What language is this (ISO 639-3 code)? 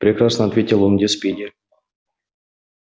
rus